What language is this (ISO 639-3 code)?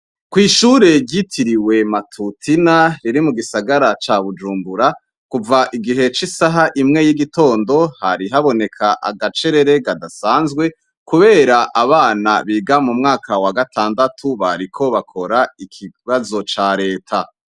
run